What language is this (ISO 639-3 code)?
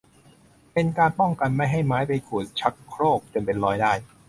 tha